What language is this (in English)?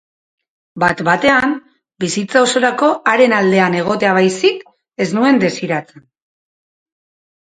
Basque